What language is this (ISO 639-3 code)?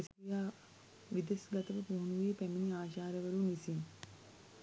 sin